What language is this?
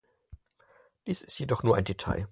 German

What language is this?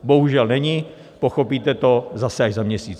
Czech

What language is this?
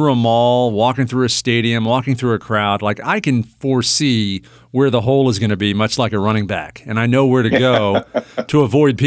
English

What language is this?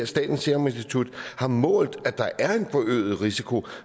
Danish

